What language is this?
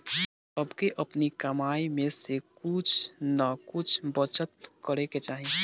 Bhojpuri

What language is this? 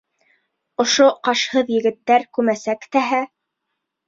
Bashkir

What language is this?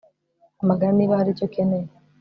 Kinyarwanda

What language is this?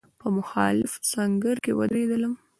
Pashto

